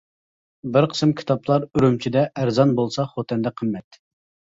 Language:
Uyghur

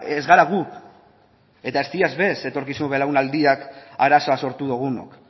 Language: Basque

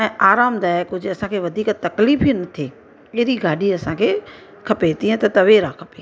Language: Sindhi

